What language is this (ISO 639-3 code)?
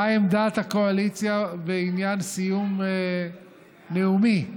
heb